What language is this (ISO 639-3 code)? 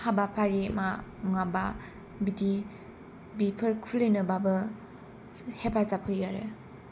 brx